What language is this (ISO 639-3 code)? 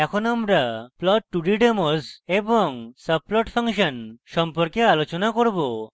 ben